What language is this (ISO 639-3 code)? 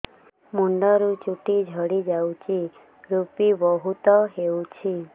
ori